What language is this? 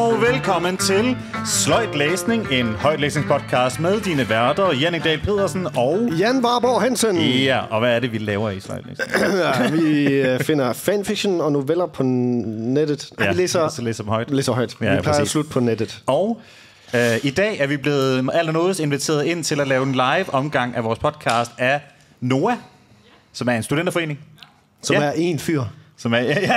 Danish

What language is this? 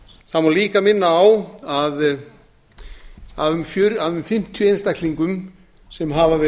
Icelandic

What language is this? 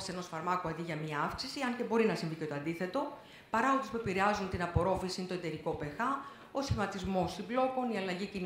Greek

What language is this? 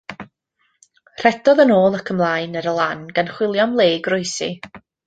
Welsh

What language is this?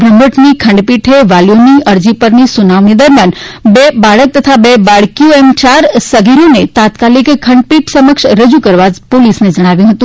Gujarati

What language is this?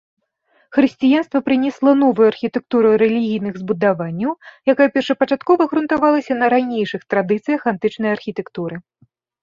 Belarusian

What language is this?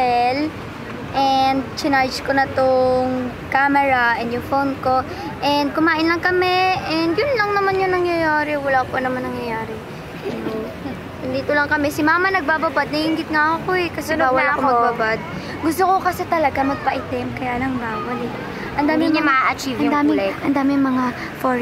Filipino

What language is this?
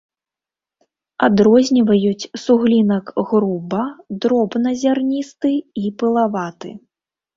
Belarusian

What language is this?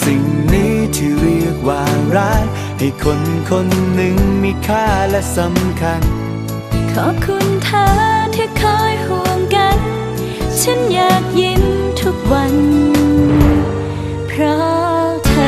Thai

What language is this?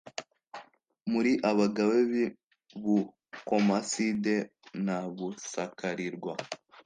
Kinyarwanda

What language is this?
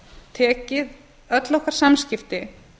Icelandic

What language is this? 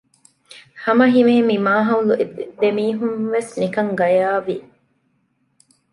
Divehi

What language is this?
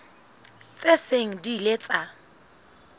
Southern Sotho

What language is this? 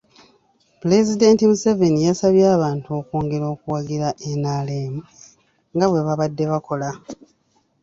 Ganda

